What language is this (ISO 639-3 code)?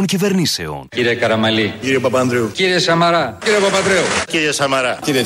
ell